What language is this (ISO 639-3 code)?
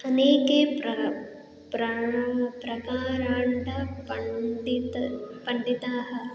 san